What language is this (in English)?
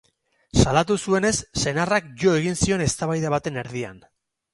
Basque